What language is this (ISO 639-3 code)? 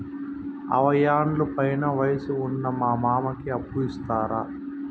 tel